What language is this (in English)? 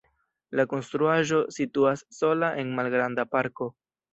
Esperanto